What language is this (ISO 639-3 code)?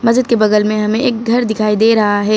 hin